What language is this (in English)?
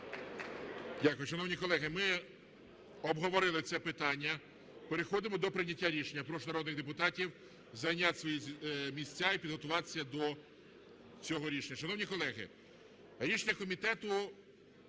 Ukrainian